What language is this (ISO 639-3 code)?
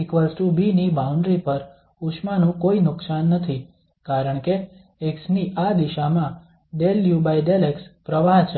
guj